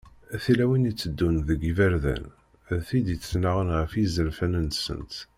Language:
Kabyle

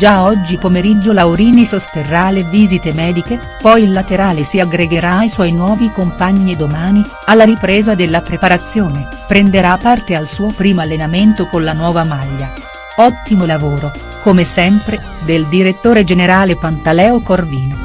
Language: Italian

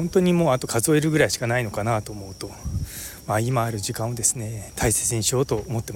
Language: Japanese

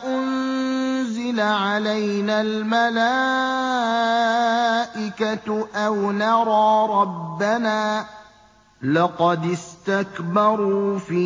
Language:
Arabic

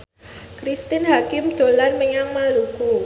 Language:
Javanese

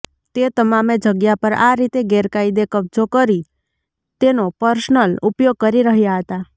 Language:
Gujarati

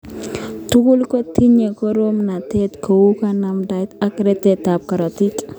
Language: Kalenjin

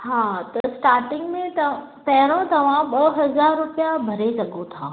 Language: Sindhi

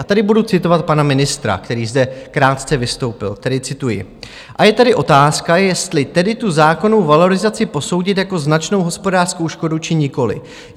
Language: Czech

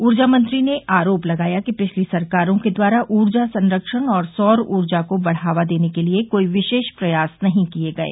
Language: Hindi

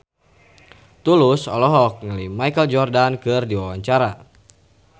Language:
Sundanese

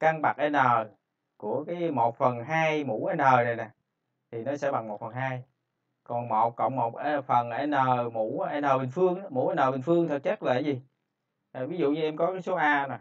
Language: Vietnamese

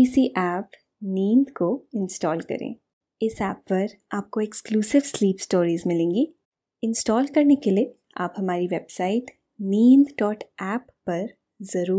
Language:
Hindi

